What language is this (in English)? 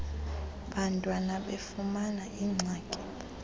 Xhosa